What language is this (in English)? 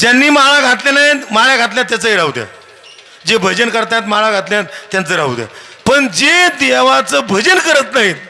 Marathi